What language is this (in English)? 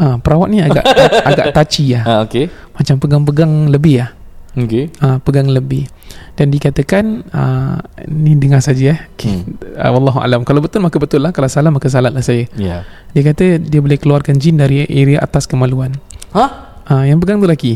Malay